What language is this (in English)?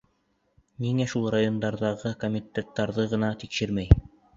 Bashkir